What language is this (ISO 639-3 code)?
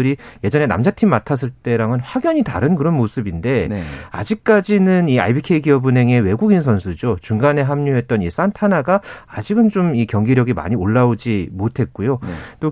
kor